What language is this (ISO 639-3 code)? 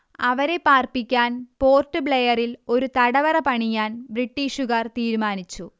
mal